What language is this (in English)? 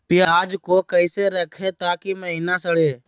Magahi